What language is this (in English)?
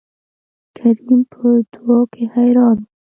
Pashto